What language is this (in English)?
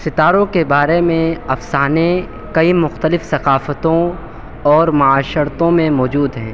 Urdu